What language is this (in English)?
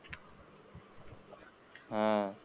Marathi